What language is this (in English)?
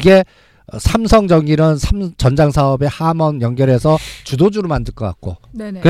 Korean